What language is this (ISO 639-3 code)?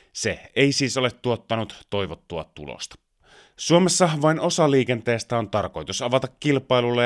fin